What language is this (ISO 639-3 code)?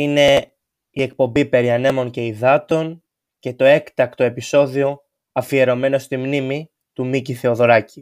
ell